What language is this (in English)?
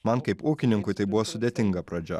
Lithuanian